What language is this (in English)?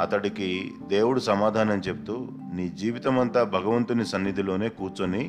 Telugu